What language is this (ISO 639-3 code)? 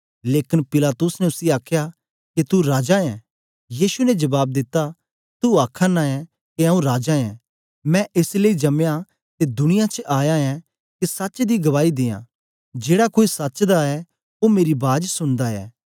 doi